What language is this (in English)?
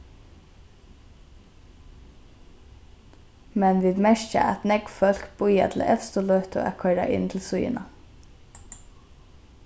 Faroese